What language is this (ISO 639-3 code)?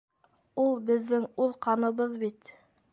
bak